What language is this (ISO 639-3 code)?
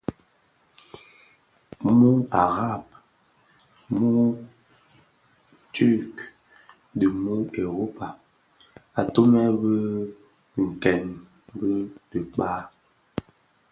ksf